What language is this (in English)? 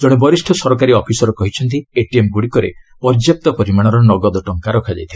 Odia